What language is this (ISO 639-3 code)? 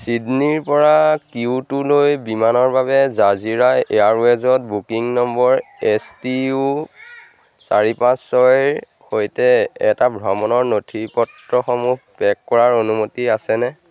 asm